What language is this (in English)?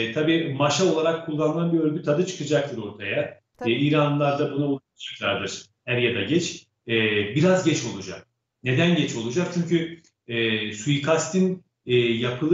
Turkish